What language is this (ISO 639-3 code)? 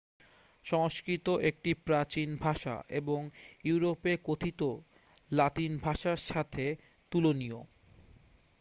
ben